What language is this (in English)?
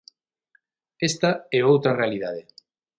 Galician